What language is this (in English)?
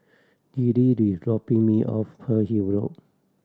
English